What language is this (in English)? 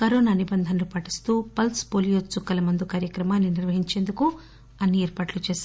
Telugu